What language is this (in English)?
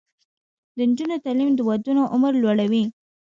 Pashto